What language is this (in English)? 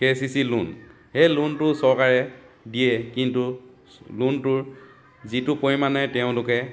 Assamese